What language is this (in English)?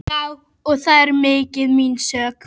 Icelandic